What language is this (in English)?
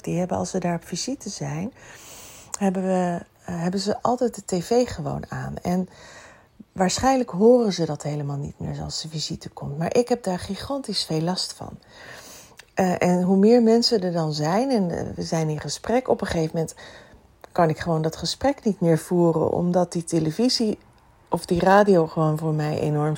Dutch